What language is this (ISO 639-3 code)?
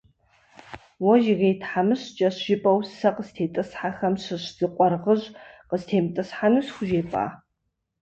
kbd